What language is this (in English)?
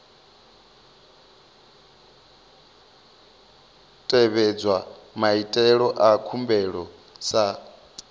Venda